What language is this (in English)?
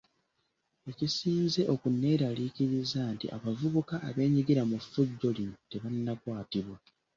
Ganda